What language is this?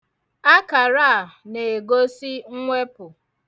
Igbo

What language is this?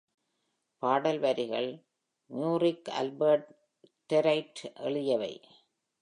Tamil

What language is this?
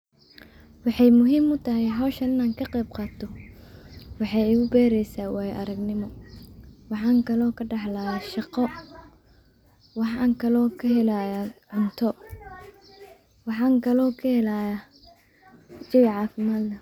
Somali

